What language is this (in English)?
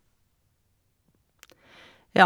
Norwegian